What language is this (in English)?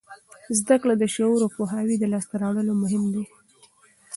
Pashto